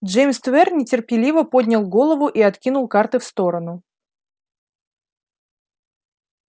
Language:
Russian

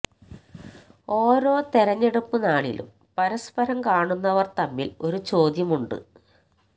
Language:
Malayalam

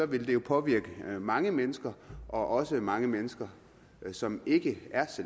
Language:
Danish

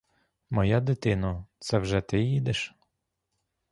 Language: Ukrainian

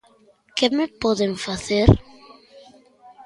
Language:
Galician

